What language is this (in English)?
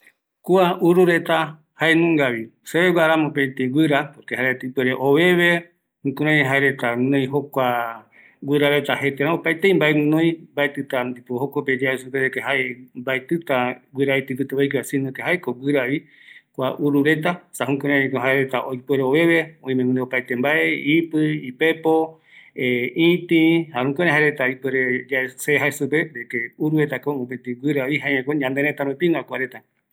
Eastern Bolivian Guaraní